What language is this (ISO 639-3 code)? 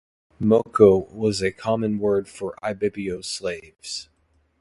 eng